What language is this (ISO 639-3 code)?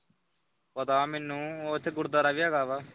pan